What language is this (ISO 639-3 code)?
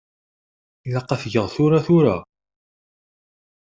kab